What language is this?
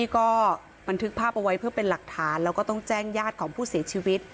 Thai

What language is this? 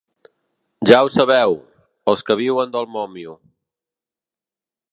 Catalan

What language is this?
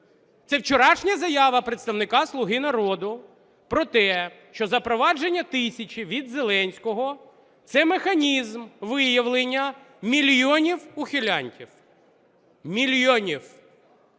Ukrainian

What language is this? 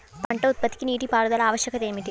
Telugu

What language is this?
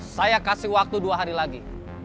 Indonesian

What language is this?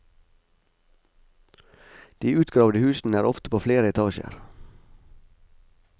Norwegian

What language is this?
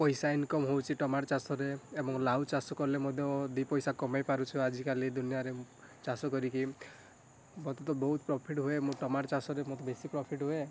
Odia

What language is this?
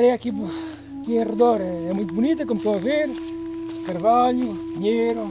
Portuguese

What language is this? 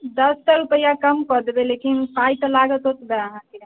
Maithili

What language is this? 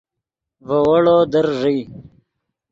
Yidgha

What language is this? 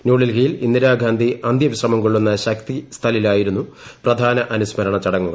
Malayalam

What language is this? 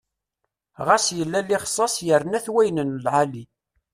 Kabyle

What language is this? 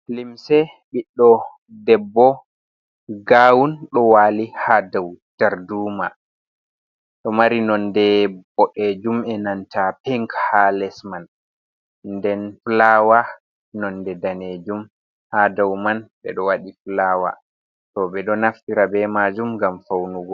Fula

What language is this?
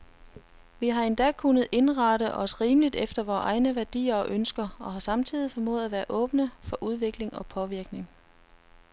Danish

